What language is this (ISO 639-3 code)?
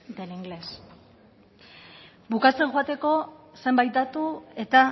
eus